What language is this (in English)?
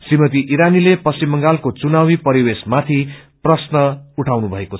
Nepali